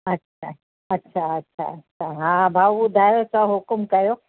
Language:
Sindhi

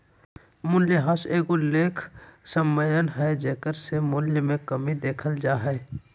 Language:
Magahi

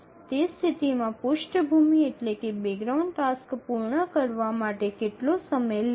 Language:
Gujarati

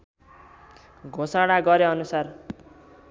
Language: Nepali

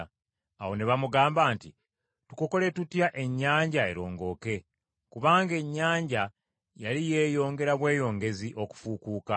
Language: Ganda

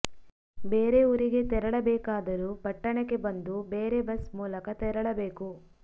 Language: Kannada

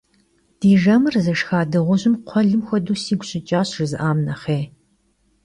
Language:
Kabardian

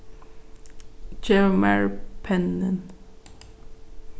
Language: Faroese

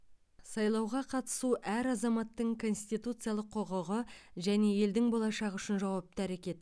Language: Kazakh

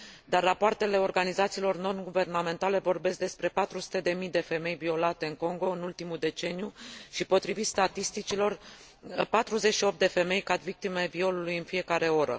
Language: Romanian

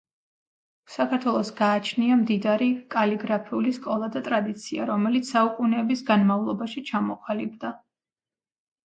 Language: Georgian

